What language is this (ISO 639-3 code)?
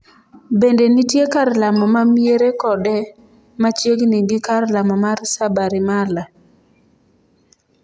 luo